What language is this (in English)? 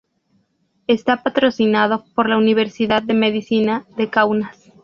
Spanish